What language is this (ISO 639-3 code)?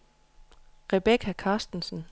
dan